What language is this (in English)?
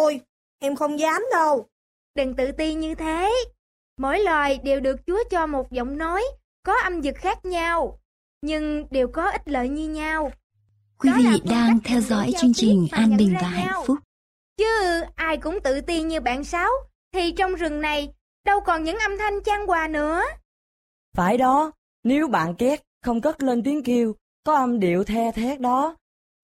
Vietnamese